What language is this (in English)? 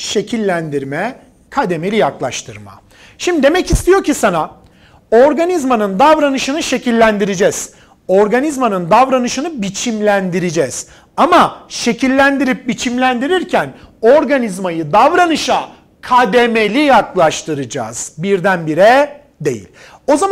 Turkish